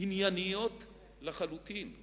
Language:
Hebrew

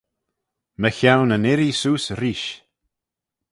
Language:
Manx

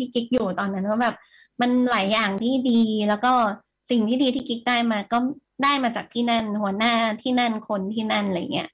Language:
Thai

